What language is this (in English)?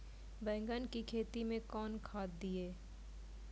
Maithili